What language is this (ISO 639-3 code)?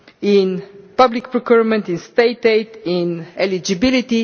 eng